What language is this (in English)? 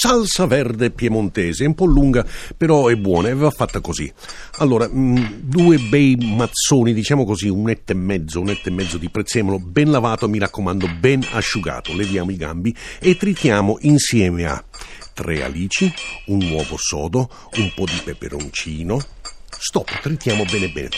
Italian